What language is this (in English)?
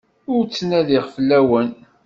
Kabyle